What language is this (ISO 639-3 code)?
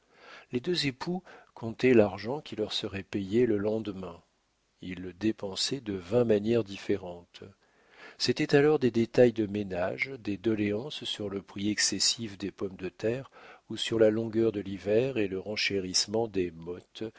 fra